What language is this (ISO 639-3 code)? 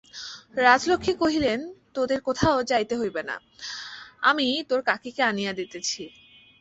ben